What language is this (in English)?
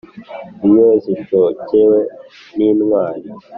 Kinyarwanda